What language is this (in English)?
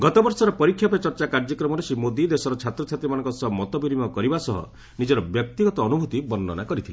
Odia